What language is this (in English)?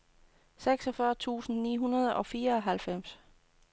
Danish